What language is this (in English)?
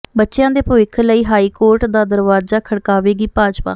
Punjabi